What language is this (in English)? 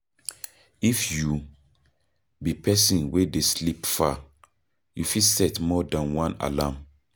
Nigerian Pidgin